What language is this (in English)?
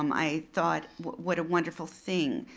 English